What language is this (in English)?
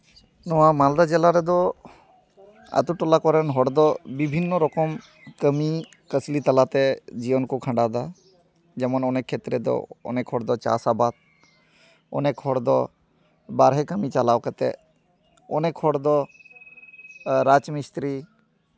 Santali